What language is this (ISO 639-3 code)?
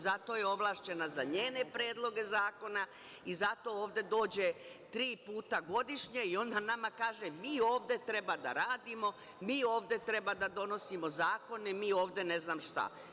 srp